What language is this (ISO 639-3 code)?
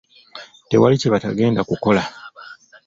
lug